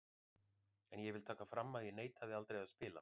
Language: Icelandic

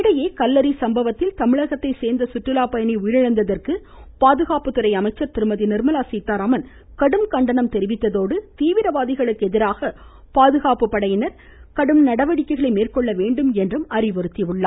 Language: Tamil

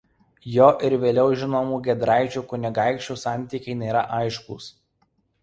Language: Lithuanian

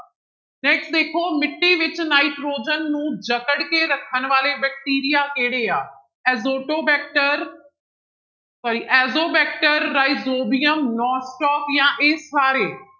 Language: Punjabi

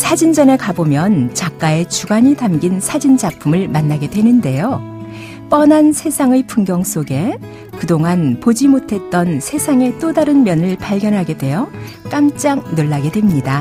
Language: Korean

